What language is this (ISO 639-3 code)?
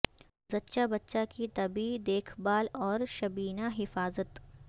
urd